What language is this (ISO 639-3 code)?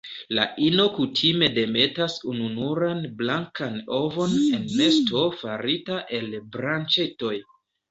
epo